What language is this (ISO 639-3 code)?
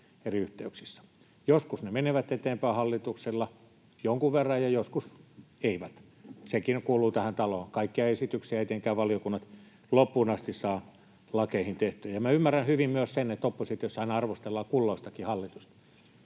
fin